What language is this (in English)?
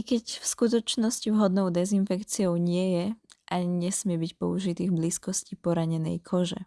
Slovak